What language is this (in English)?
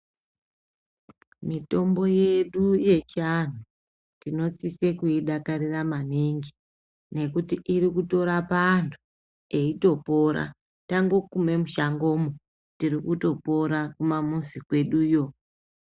Ndau